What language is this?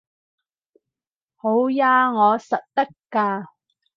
Cantonese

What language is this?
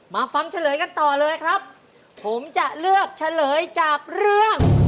Thai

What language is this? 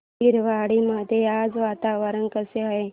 Marathi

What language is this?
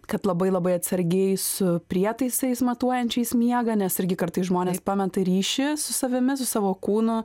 Lithuanian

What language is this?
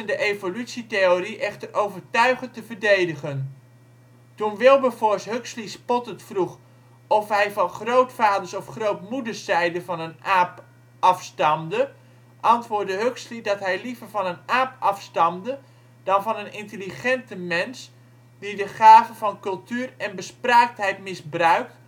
Dutch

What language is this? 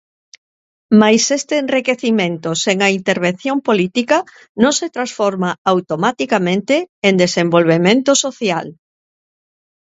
Galician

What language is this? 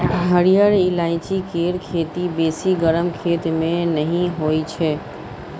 Maithili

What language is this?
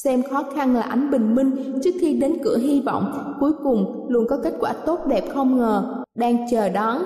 Vietnamese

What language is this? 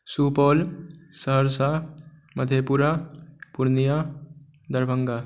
Maithili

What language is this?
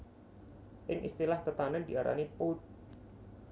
Javanese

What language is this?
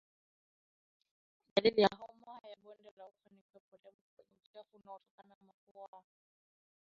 Swahili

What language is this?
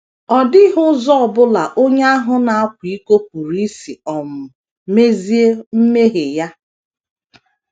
Igbo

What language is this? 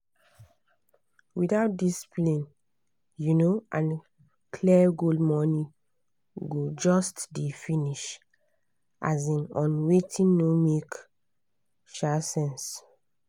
Nigerian Pidgin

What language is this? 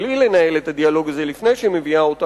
Hebrew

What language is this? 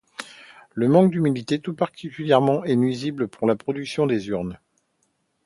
French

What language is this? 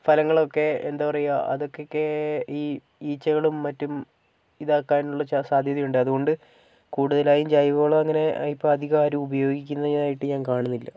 Malayalam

